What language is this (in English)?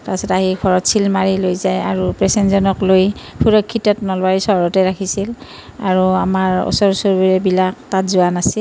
Assamese